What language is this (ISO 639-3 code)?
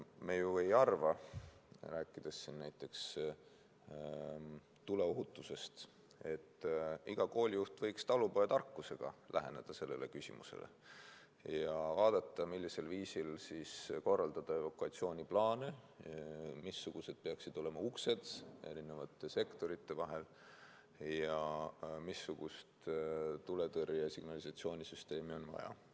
est